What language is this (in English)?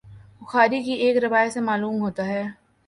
Urdu